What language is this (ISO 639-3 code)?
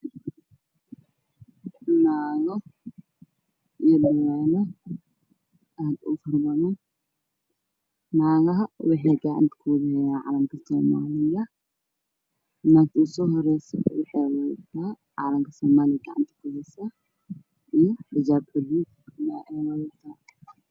som